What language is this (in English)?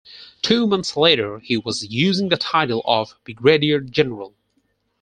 English